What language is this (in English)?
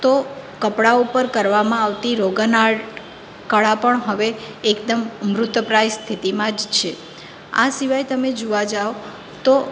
Gujarati